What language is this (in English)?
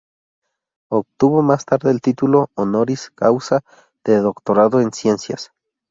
Spanish